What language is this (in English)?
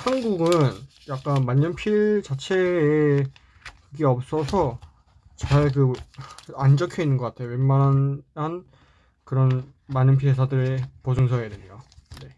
Korean